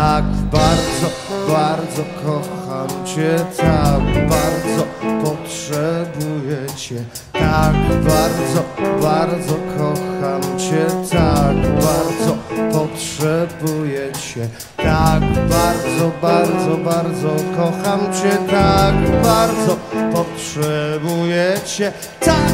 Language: Polish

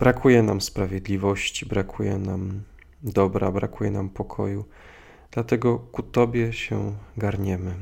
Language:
Polish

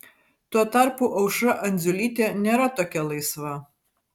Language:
Lithuanian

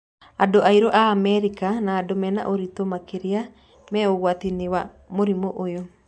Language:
Kikuyu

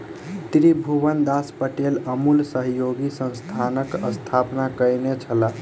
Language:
Maithili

